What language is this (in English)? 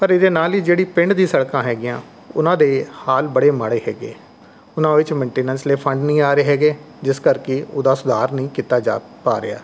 Punjabi